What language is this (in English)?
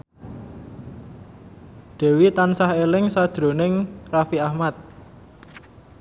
Javanese